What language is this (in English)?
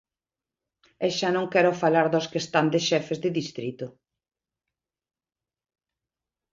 Galician